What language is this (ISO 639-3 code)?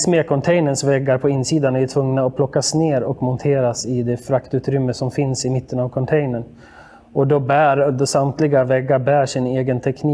swe